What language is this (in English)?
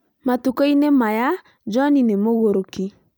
Kikuyu